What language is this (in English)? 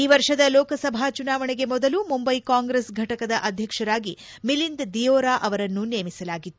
Kannada